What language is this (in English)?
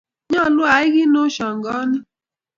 Kalenjin